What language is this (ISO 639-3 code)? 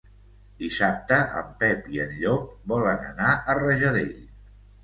cat